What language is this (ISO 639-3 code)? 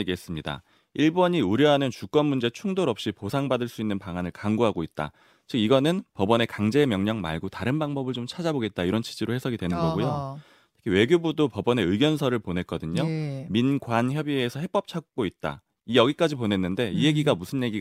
kor